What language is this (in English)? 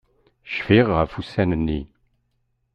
Kabyle